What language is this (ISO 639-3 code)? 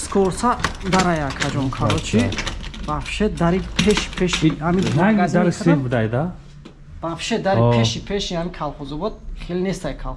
tur